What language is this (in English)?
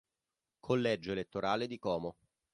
Italian